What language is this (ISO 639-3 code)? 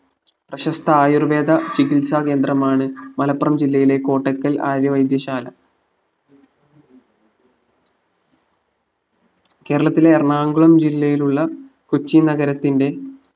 mal